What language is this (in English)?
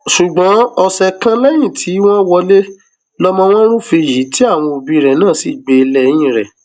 Yoruba